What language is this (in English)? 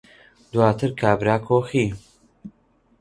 Central Kurdish